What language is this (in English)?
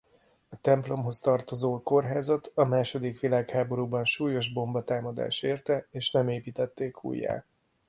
Hungarian